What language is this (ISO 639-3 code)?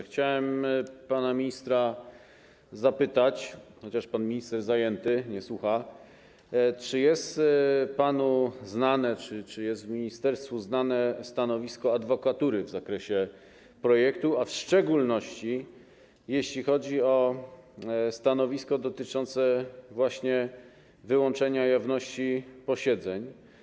pol